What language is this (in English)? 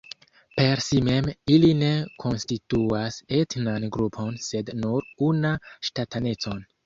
Esperanto